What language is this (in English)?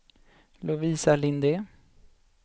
Swedish